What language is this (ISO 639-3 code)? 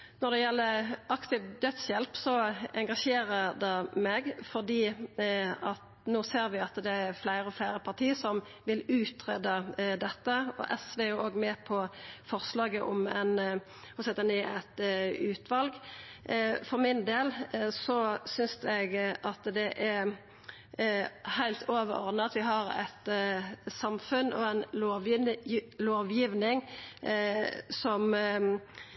nno